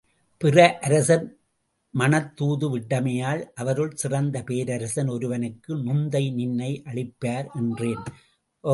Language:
Tamil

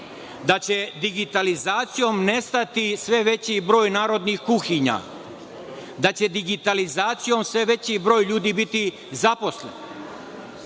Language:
Serbian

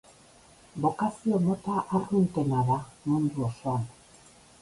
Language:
Basque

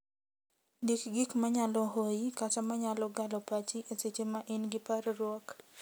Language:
Luo (Kenya and Tanzania)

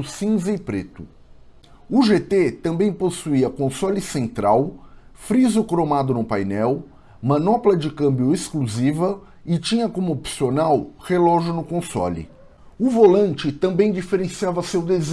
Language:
Portuguese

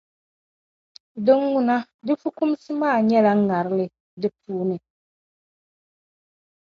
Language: Dagbani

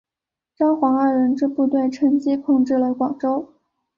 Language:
Chinese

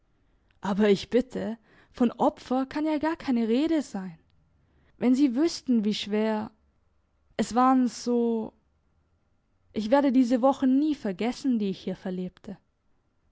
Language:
German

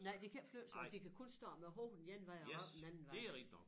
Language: Danish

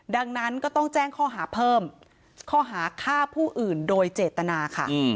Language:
Thai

